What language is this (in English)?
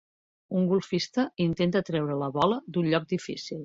Catalan